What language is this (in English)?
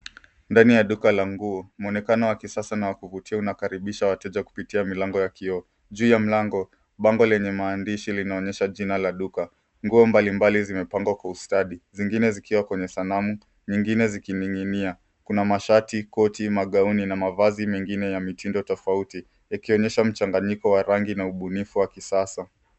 Swahili